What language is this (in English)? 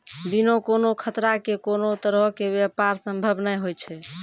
Maithili